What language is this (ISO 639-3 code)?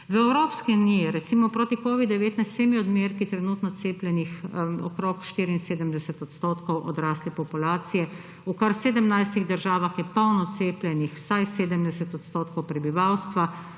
slv